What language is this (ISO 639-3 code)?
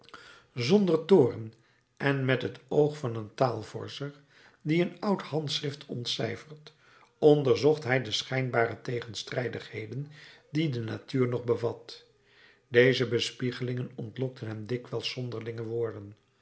nld